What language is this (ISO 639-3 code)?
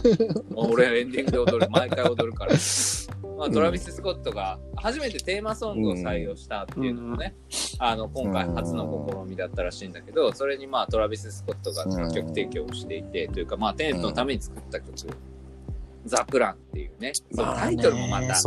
jpn